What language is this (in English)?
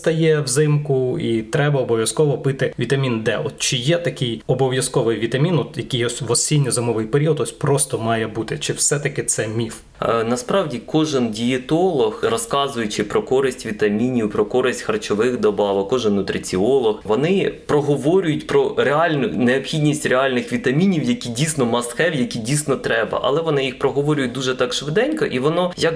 Ukrainian